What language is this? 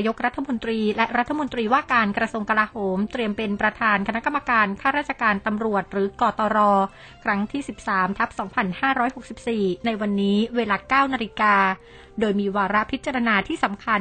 Thai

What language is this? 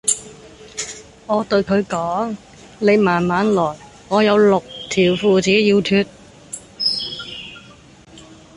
Cantonese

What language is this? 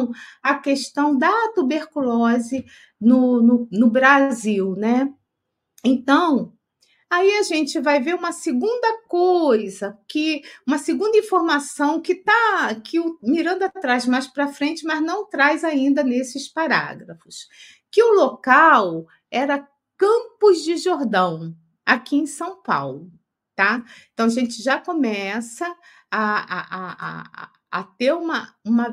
Portuguese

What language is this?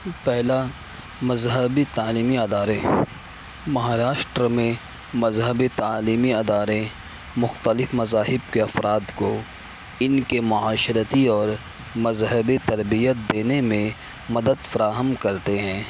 Urdu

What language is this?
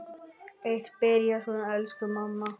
Icelandic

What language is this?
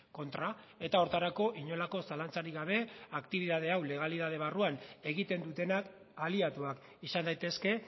Basque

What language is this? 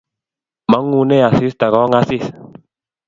Kalenjin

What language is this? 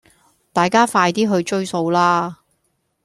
Cantonese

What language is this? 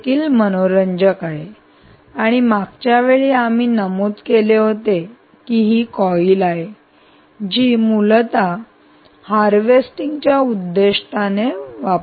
Marathi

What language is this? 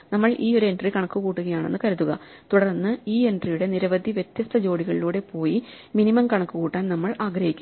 Malayalam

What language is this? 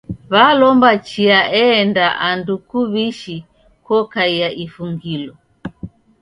Taita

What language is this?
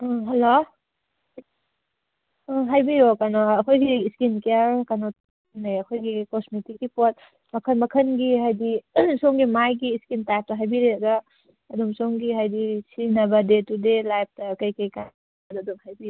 Manipuri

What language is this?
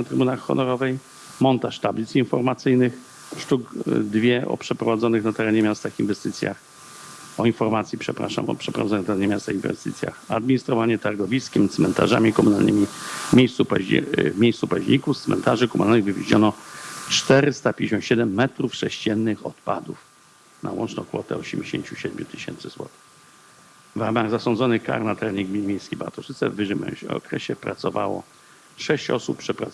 Polish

